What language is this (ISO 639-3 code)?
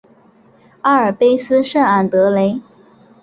zho